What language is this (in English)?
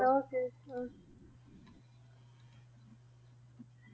Punjabi